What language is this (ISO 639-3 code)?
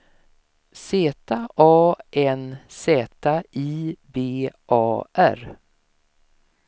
swe